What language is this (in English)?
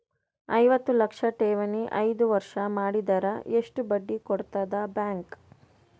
Kannada